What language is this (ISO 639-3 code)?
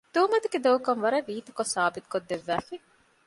div